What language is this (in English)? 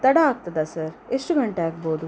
Kannada